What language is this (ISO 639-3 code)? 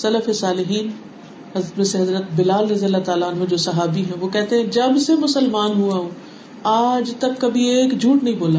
urd